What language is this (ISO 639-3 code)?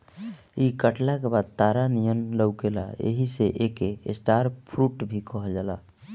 bho